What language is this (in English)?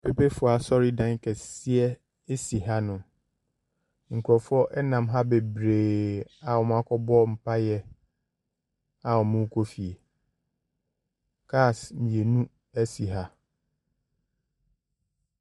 Akan